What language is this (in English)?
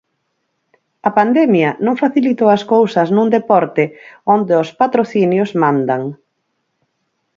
Galician